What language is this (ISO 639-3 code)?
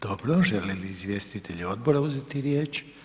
hrv